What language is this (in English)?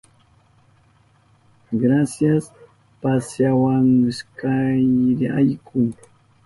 Southern Pastaza Quechua